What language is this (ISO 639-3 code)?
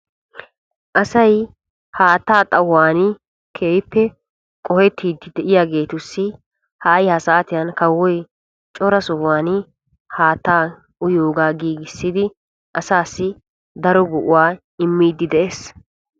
wal